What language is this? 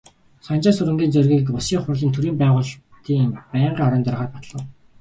Mongolian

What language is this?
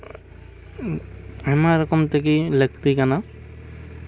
Santali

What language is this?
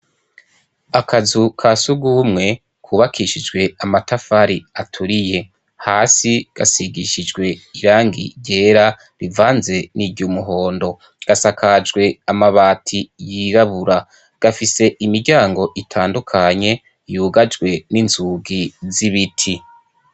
Rundi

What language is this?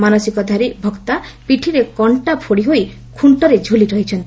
Odia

